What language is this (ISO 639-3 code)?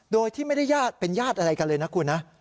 tha